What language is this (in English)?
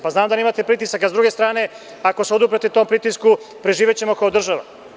Serbian